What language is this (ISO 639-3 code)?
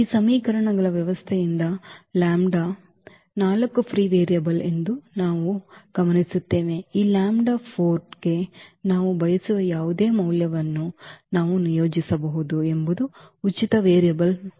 kan